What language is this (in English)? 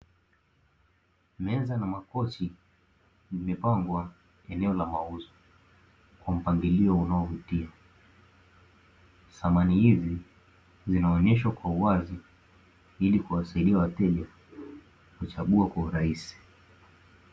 Swahili